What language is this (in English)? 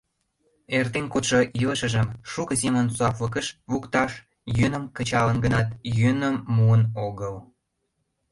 Mari